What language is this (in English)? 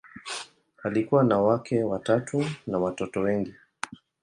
Swahili